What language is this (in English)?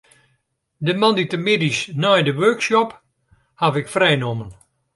Western Frisian